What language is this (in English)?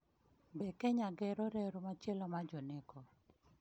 Luo (Kenya and Tanzania)